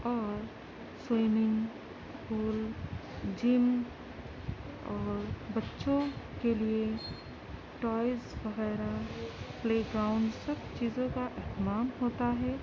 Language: Urdu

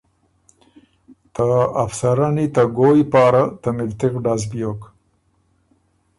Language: Ormuri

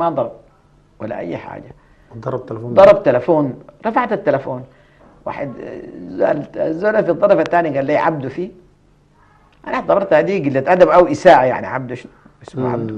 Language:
Arabic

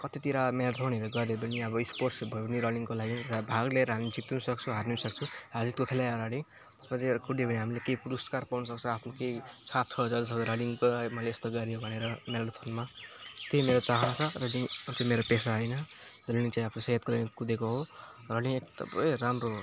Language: Nepali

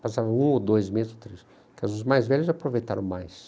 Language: Portuguese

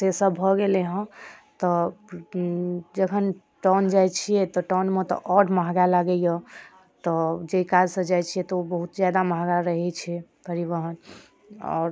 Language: Maithili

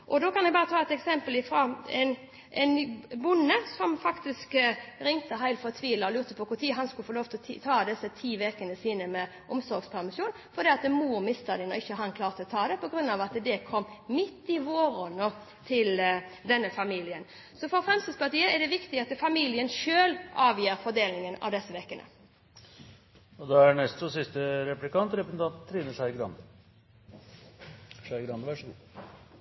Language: Norwegian Bokmål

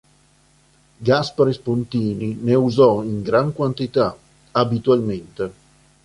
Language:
Italian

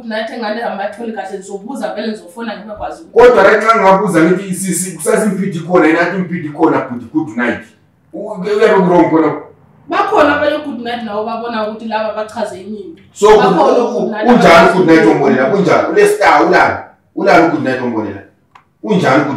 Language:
Romanian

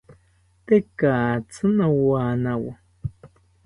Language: South Ucayali Ashéninka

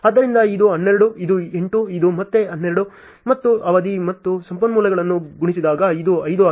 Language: Kannada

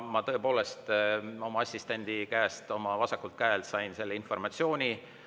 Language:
Estonian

